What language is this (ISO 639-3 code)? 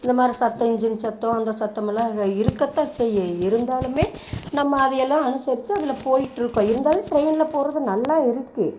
tam